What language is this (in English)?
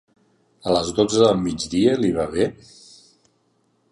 Catalan